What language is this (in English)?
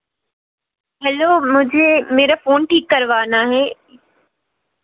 Hindi